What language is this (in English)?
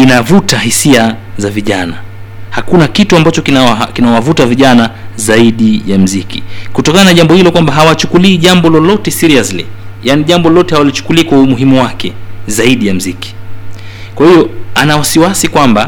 Swahili